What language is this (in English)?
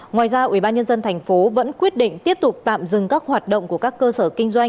Vietnamese